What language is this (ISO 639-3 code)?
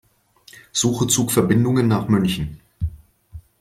deu